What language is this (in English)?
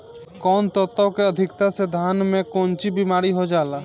Bhojpuri